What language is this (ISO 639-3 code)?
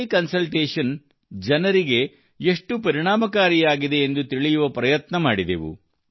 kan